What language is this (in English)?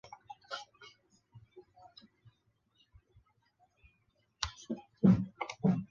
Chinese